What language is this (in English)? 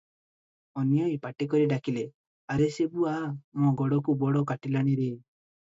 Odia